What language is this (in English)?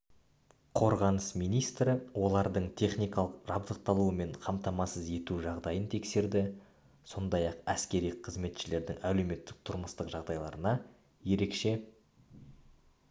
Kazakh